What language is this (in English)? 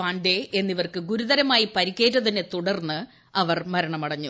Malayalam